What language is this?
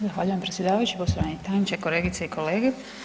Croatian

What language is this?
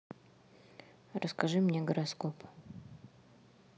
Russian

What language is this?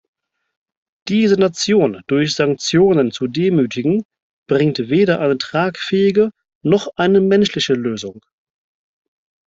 German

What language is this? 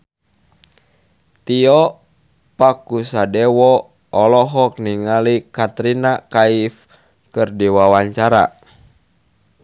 Sundanese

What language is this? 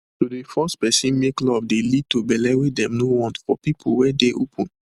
Nigerian Pidgin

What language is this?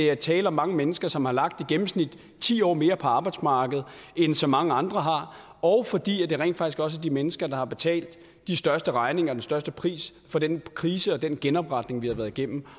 Danish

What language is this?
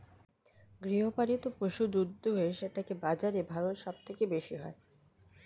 Bangla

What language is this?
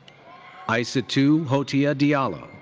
English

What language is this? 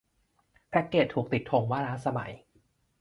Thai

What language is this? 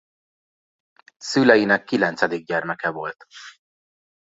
Hungarian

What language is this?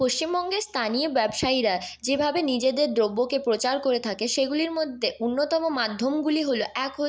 Bangla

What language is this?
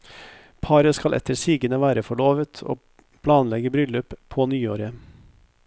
Norwegian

